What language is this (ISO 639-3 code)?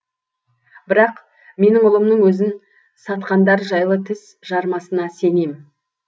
kaz